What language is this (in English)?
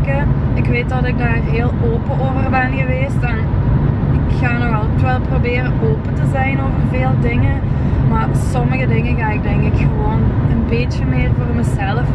Dutch